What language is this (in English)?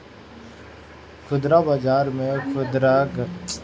Bhojpuri